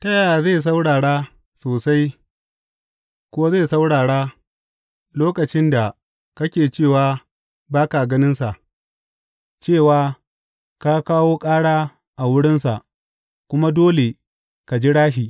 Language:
Hausa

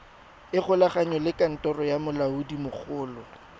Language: Tswana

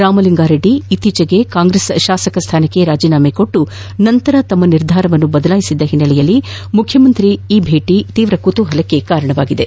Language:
Kannada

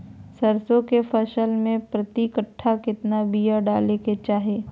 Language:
Magahi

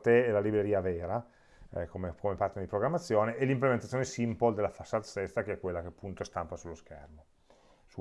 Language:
Italian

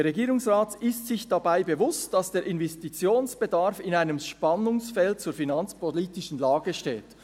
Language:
Swiss German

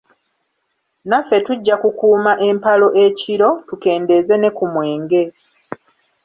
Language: Ganda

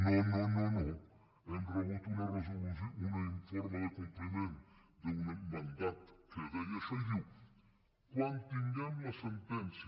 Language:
Catalan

